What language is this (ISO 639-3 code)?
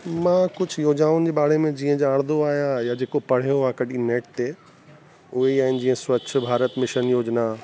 snd